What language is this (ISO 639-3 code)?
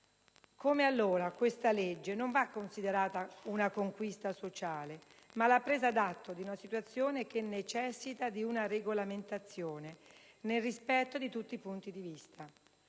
ita